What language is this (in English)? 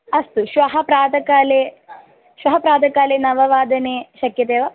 Sanskrit